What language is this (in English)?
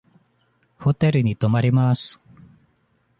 Japanese